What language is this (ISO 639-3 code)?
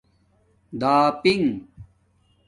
dmk